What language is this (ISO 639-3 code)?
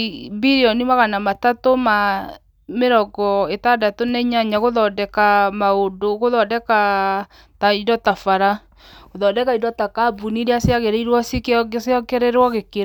kik